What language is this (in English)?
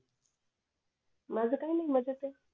Marathi